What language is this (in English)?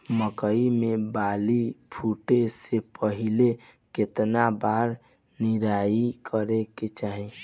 Bhojpuri